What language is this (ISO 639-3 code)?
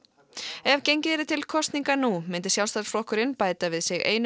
isl